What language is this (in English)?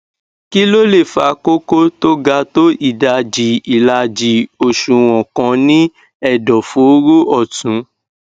Yoruba